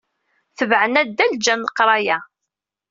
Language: Kabyle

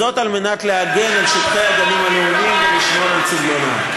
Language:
Hebrew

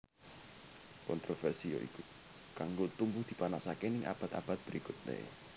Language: Javanese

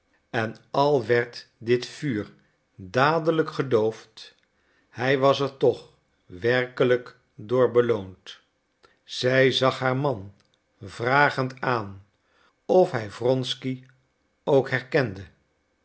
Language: Dutch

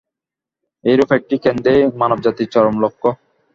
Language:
Bangla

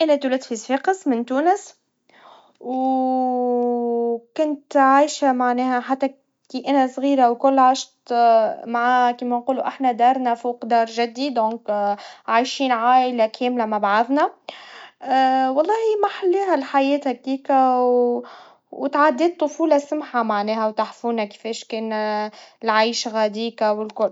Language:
Tunisian Arabic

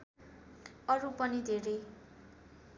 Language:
Nepali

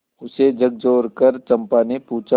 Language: Hindi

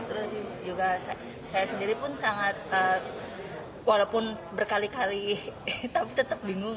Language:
Indonesian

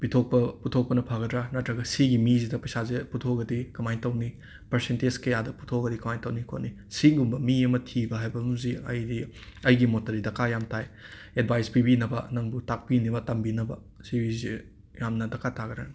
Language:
Manipuri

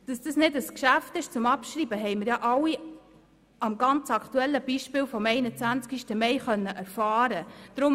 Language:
Swiss German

